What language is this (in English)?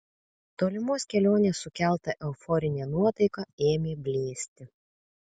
Lithuanian